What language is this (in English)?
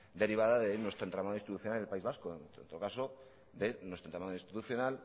Spanish